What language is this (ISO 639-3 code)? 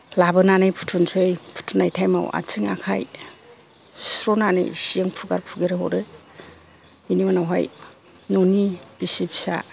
brx